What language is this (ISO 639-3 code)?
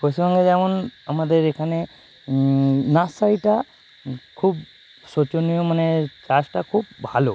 ben